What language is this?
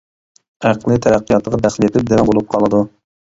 Uyghur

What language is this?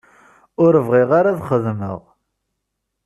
Kabyle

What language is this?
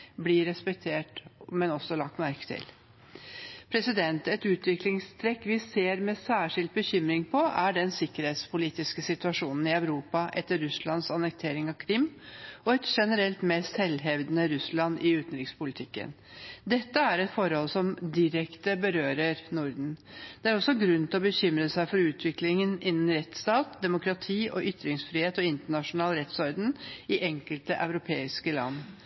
Norwegian Bokmål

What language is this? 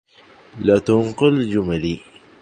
Arabic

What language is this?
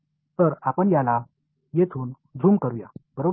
Marathi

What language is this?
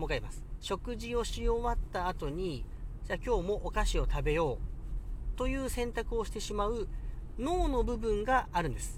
Japanese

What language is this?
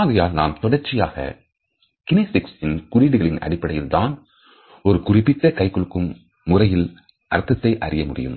Tamil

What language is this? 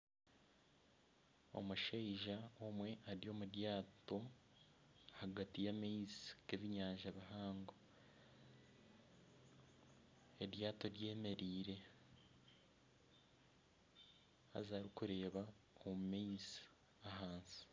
Nyankole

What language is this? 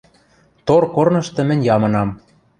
Western Mari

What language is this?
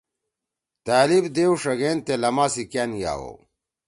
Torwali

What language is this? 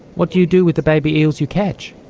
English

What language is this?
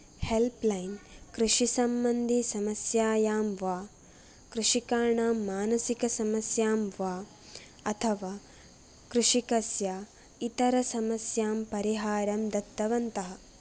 Sanskrit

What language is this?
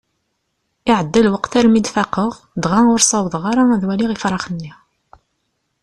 Kabyle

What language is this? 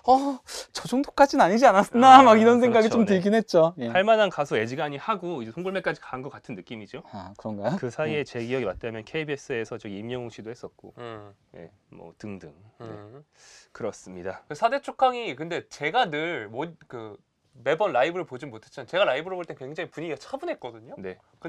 Korean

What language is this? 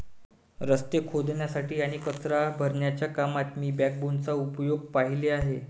Marathi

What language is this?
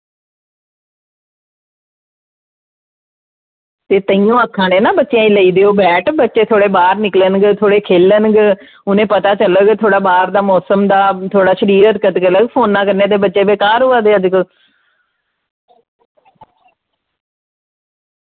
Dogri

